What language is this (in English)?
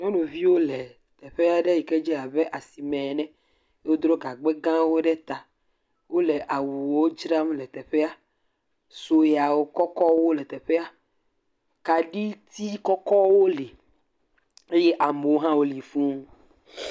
Ewe